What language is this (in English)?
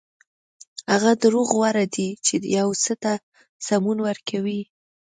Pashto